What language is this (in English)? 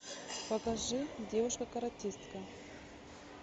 Russian